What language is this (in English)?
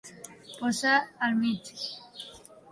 Catalan